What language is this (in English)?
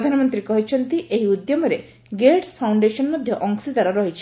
Odia